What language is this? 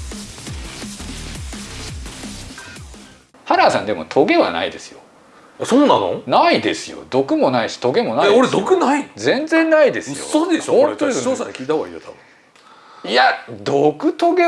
Japanese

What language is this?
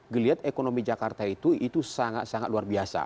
Indonesian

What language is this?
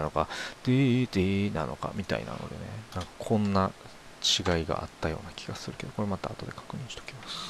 Japanese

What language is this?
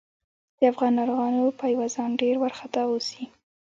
Pashto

